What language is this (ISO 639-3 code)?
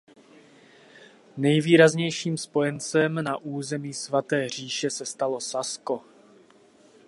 ces